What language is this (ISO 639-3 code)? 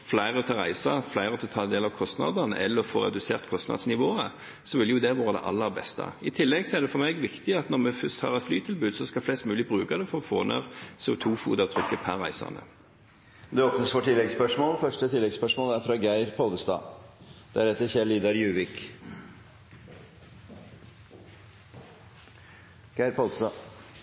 nor